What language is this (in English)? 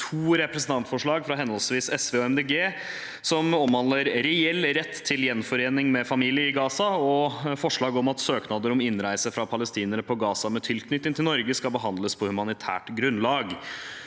Norwegian